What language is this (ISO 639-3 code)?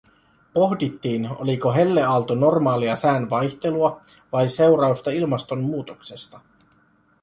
fin